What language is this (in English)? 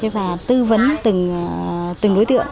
Vietnamese